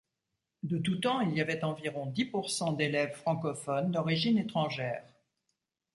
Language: French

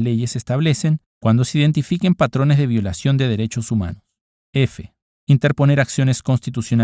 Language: Spanish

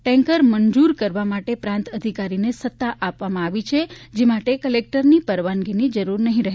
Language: Gujarati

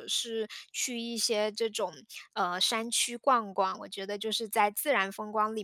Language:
Chinese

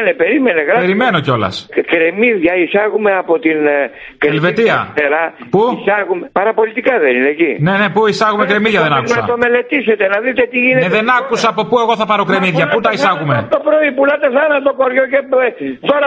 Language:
Greek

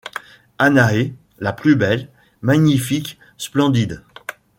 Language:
French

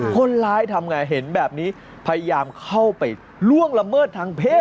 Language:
Thai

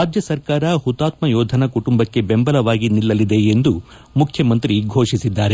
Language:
Kannada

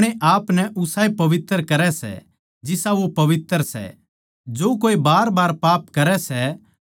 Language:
Haryanvi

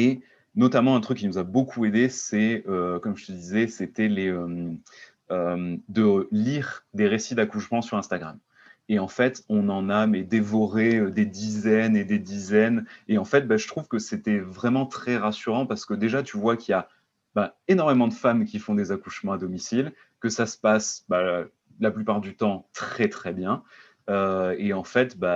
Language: French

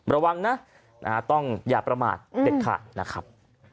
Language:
Thai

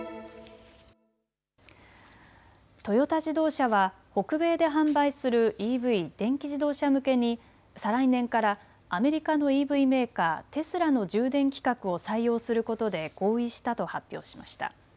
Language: Japanese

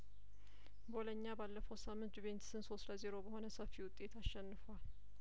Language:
Amharic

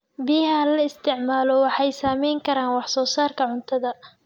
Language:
Somali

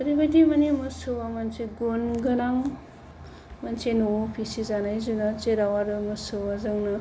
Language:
Bodo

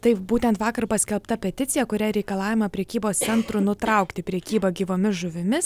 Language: Lithuanian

